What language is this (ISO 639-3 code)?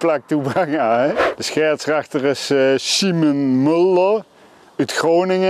nld